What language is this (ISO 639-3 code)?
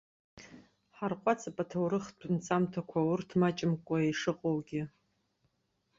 abk